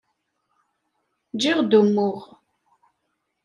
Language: Kabyle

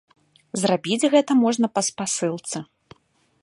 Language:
Belarusian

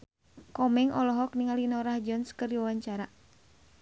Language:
Sundanese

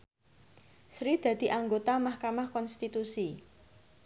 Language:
Javanese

